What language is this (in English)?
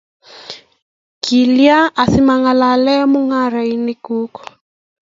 Kalenjin